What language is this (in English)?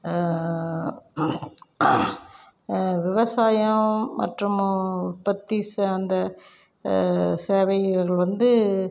Tamil